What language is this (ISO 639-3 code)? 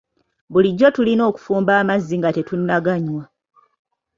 lug